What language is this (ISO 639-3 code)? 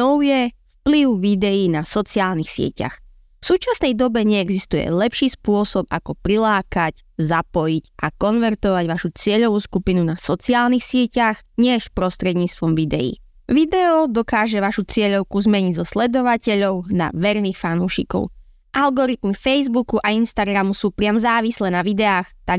slk